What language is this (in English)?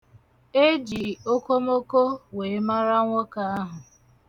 Igbo